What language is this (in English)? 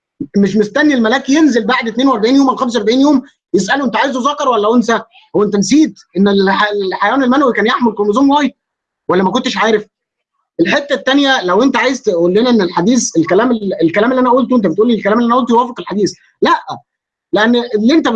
Arabic